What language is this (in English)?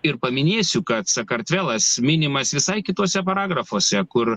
Lithuanian